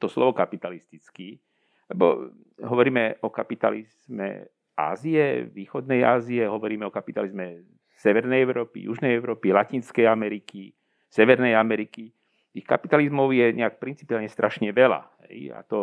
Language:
Slovak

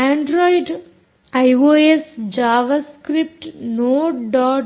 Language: Kannada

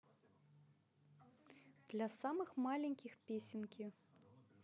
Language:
Russian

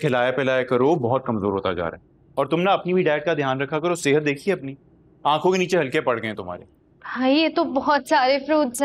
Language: Hindi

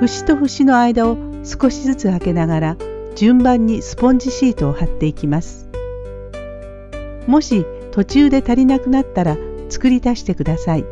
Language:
Japanese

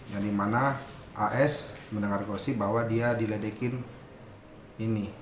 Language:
Indonesian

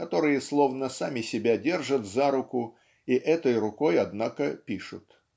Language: Russian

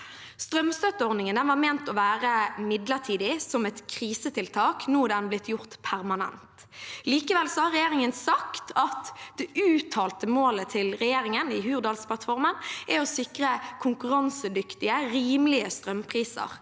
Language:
Norwegian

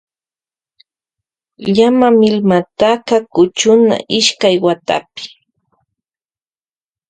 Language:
Loja Highland Quichua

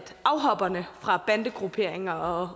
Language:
Danish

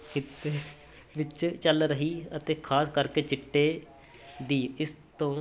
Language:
Punjabi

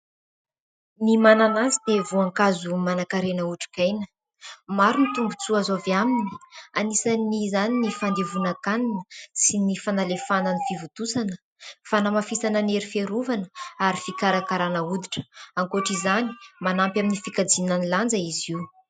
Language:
Malagasy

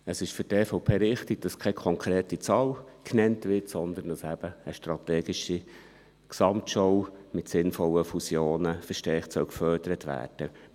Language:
Swiss German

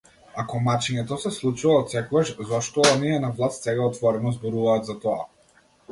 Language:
Macedonian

